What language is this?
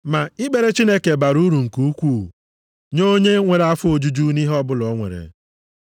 Igbo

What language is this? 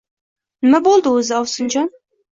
Uzbek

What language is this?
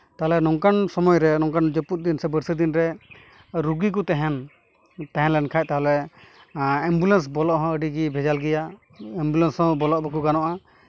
Santali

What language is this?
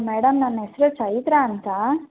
Kannada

